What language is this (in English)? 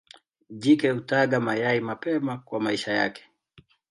Swahili